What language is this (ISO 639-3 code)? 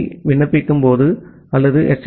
tam